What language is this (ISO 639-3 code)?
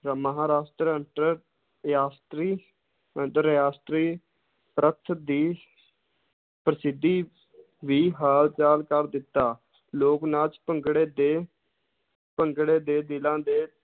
pan